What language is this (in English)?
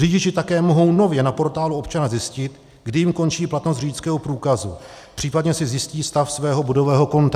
Czech